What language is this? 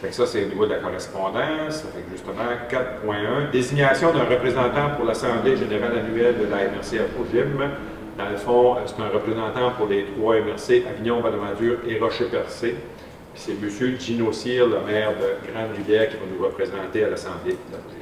French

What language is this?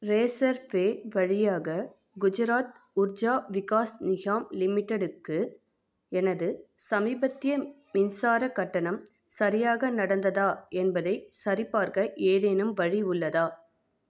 Tamil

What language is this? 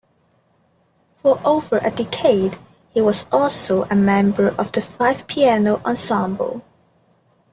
English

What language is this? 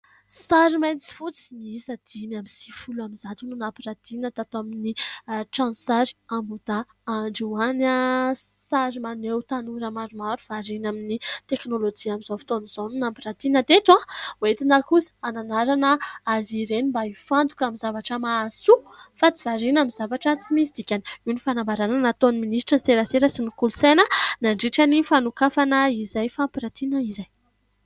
Malagasy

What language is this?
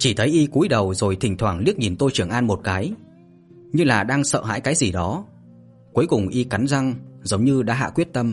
Vietnamese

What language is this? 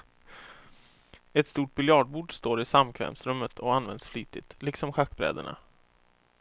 Swedish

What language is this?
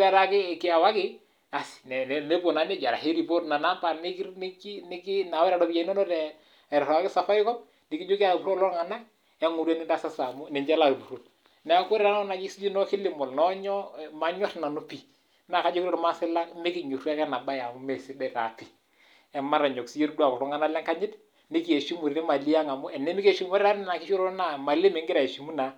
Masai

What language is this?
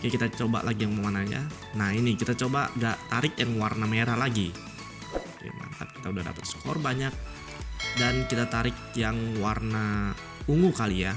Indonesian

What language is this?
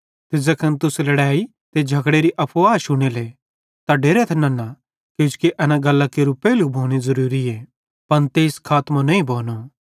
Bhadrawahi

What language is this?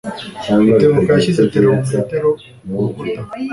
Kinyarwanda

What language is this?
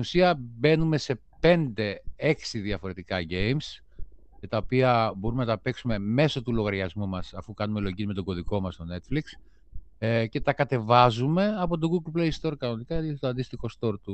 Greek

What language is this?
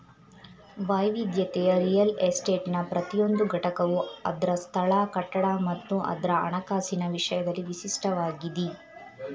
Kannada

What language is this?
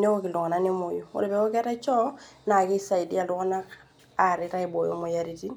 Masai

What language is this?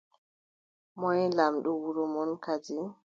Adamawa Fulfulde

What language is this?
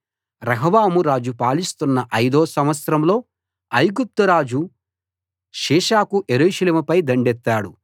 Telugu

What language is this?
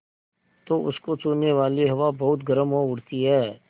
Hindi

